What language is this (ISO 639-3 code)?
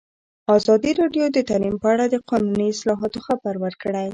pus